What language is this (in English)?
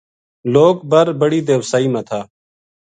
Gujari